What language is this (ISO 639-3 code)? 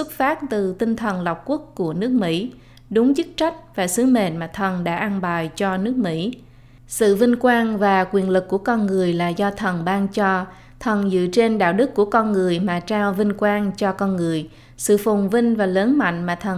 vie